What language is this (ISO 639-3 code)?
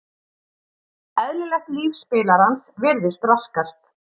isl